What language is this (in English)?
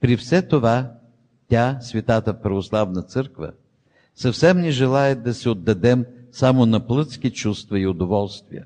Bulgarian